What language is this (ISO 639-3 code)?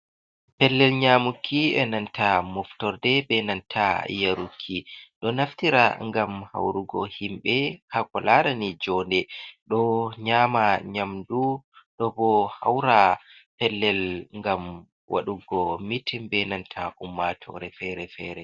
ful